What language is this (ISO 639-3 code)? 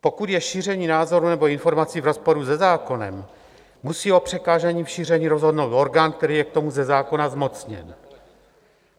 ces